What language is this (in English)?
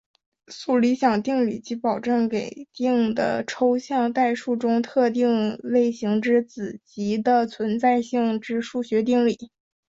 Chinese